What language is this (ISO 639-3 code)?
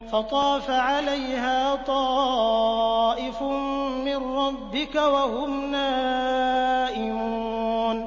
ara